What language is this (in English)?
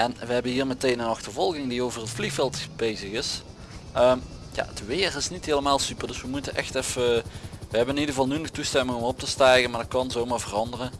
Dutch